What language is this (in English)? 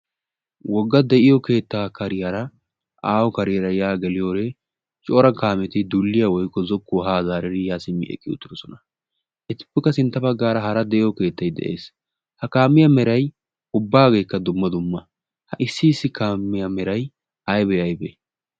Wolaytta